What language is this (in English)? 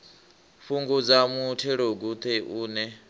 Venda